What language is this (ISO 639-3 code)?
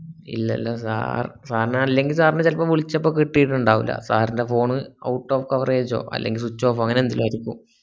mal